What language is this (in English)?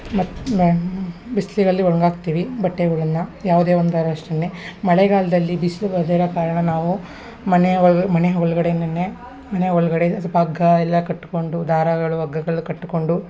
Kannada